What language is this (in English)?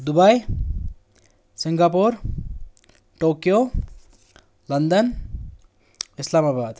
Kashmiri